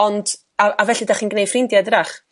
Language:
Welsh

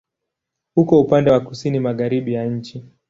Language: Swahili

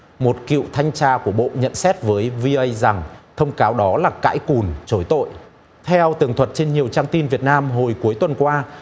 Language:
Vietnamese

